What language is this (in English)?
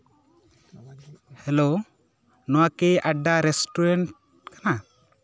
Santali